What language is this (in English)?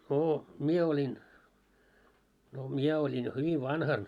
Finnish